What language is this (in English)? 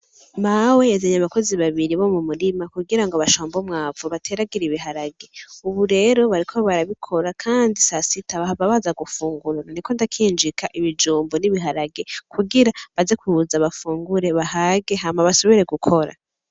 Rundi